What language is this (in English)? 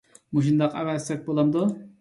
Uyghur